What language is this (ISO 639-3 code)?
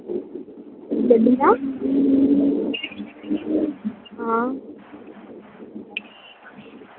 doi